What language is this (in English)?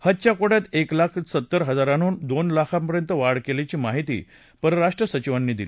Marathi